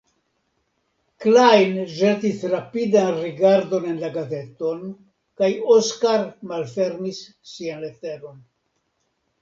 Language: Esperanto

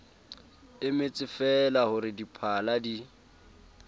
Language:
Southern Sotho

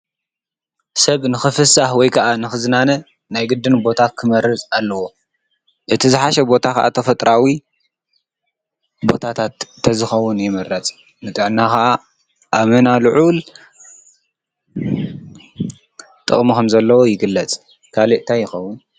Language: Tigrinya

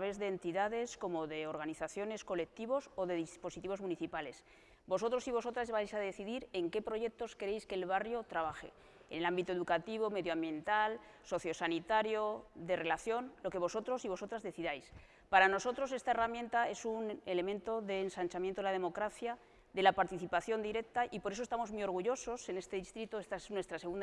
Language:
Spanish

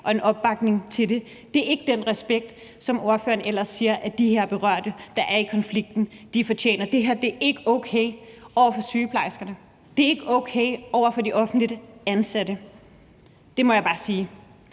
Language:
Danish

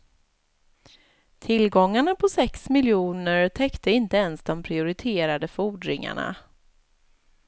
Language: Swedish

